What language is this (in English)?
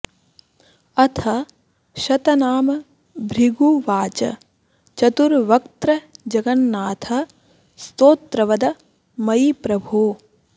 Sanskrit